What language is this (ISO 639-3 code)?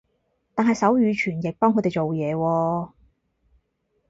yue